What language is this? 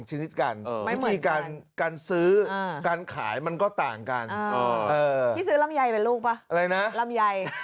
Thai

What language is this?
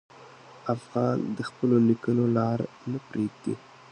Pashto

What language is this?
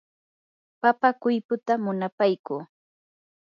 Yanahuanca Pasco Quechua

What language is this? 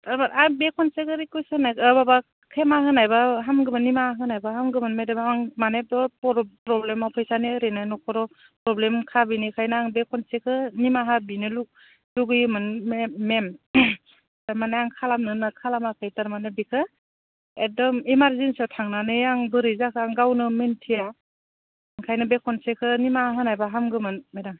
Bodo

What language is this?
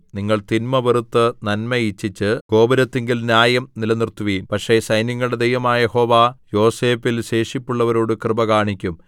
Malayalam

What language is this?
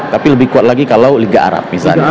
Indonesian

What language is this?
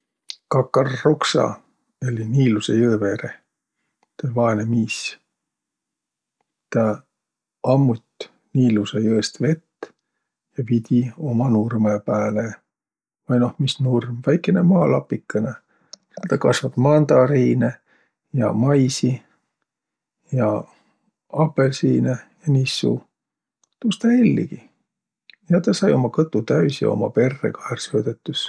Võro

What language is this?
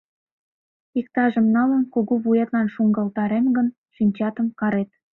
Mari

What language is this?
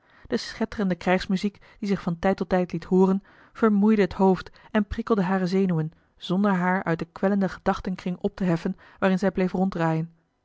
Dutch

